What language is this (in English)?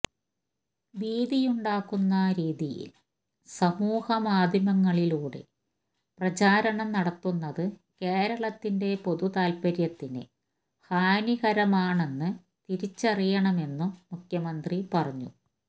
Malayalam